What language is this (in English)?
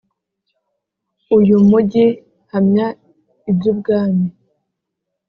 Kinyarwanda